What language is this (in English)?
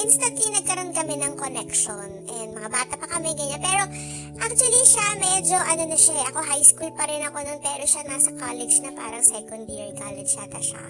Filipino